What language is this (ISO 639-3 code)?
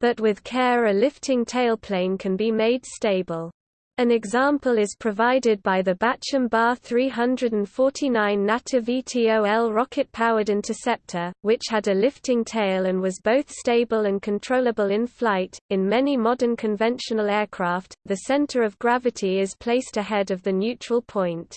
eng